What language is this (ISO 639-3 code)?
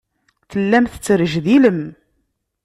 kab